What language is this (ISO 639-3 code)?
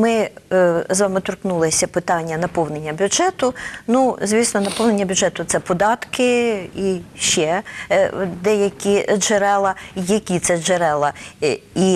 ukr